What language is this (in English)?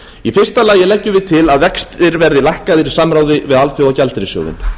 Icelandic